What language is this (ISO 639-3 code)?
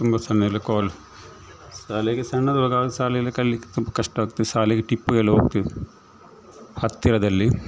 kan